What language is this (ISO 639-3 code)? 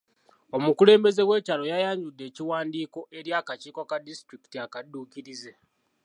lug